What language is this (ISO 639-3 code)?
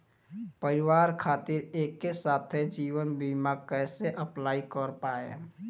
bho